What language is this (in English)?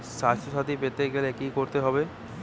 Bangla